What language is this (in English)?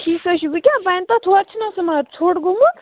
Kashmiri